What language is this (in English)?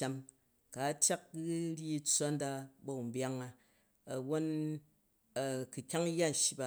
Jju